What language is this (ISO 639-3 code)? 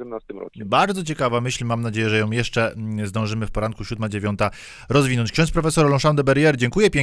pol